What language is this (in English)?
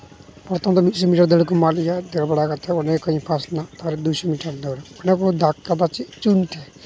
Santali